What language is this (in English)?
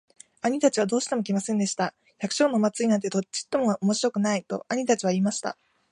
Japanese